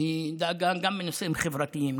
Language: Hebrew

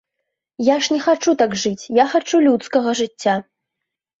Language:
Belarusian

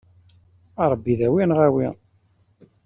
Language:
Kabyle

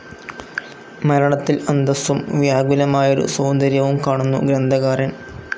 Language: Malayalam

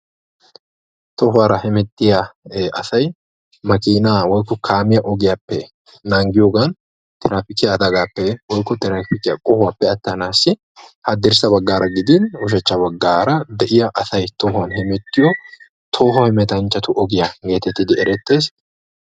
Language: Wolaytta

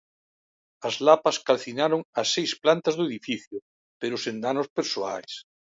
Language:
Galician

